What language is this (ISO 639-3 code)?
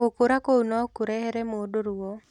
kik